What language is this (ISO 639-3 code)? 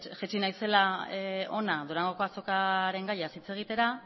eus